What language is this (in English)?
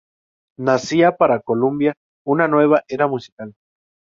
Spanish